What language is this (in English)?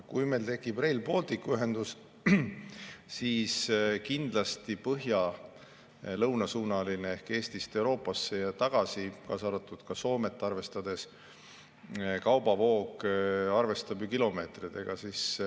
Estonian